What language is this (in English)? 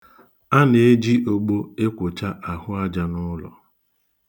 Igbo